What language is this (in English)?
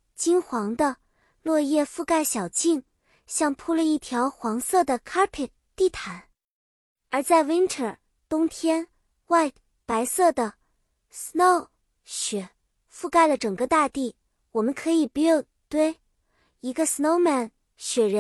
Chinese